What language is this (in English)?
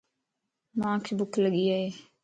Lasi